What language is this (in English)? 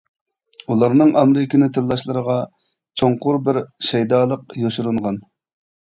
Uyghur